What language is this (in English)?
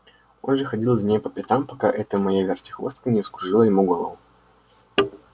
Russian